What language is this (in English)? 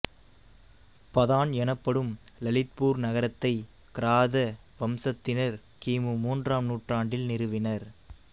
Tamil